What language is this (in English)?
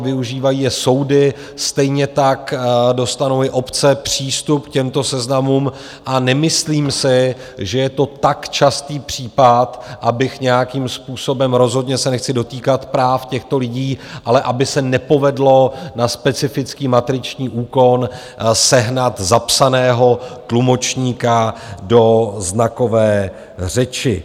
Czech